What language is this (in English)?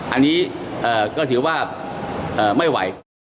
Thai